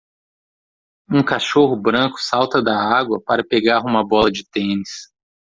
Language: Portuguese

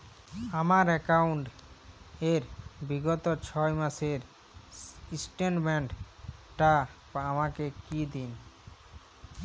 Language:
Bangla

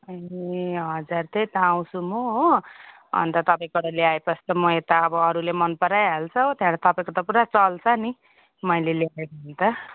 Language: Nepali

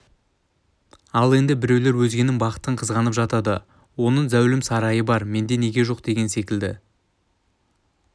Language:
Kazakh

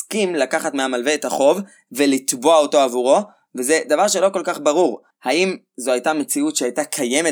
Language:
Hebrew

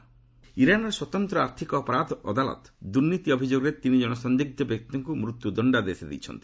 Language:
Odia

